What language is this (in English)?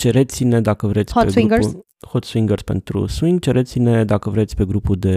Romanian